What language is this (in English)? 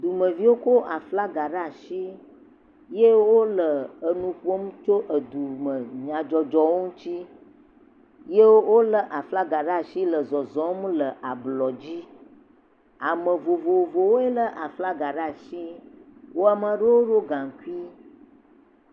Ewe